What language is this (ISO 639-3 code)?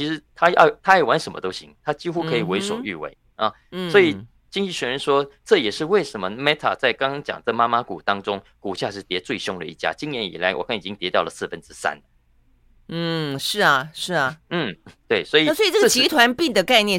zho